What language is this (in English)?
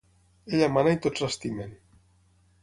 Catalan